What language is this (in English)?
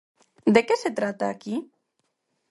Galician